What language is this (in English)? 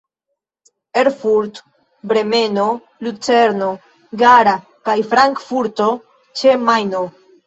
Esperanto